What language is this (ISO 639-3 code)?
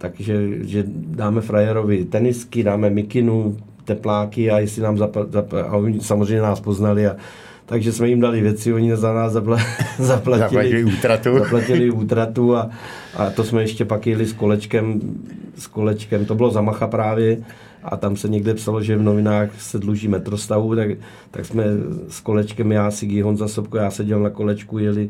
ces